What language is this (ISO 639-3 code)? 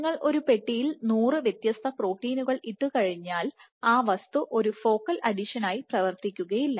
mal